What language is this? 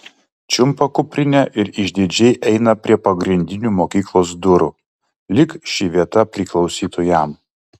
Lithuanian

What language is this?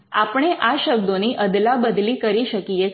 Gujarati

